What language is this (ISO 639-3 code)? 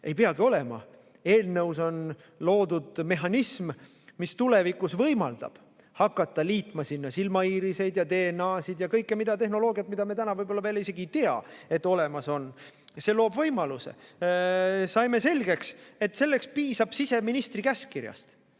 est